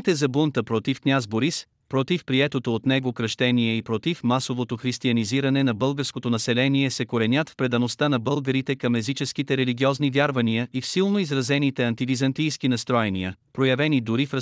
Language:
Bulgarian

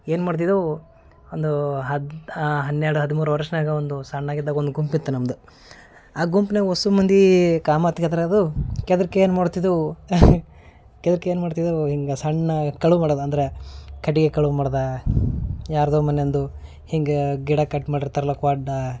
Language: Kannada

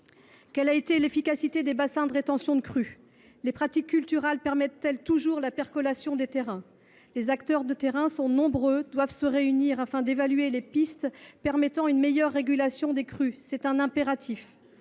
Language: French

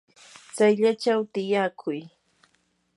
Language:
Yanahuanca Pasco Quechua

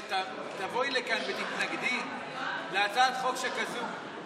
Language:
Hebrew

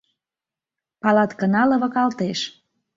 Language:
Mari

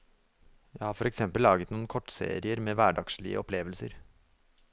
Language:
Norwegian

